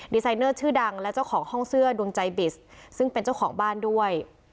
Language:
Thai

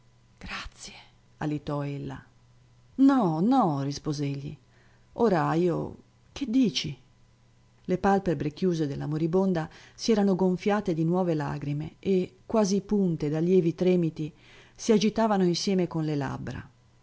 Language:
Italian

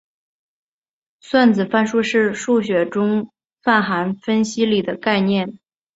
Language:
Chinese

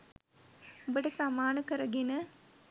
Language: Sinhala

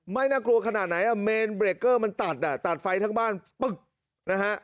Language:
Thai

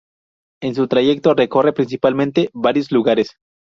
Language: Spanish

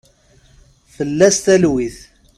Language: Kabyle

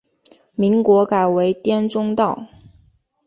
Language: Chinese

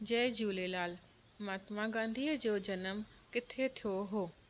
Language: Sindhi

